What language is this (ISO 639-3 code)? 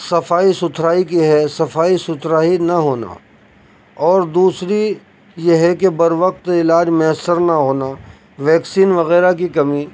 urd